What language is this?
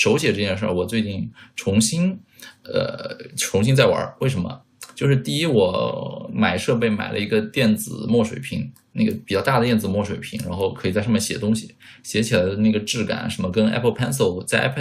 Chinese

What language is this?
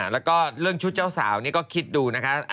Thai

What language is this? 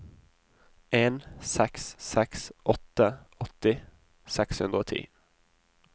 Norwegian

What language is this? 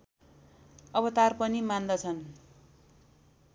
Nepali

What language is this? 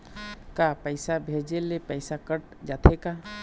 Chhattisgarhi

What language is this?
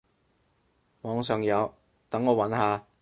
Cantonese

